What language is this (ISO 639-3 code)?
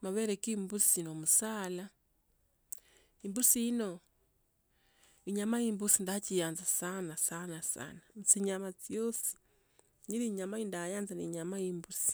lto